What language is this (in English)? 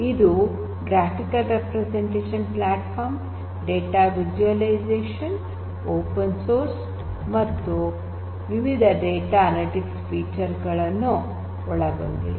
Kannada